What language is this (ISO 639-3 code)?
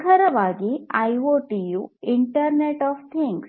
kan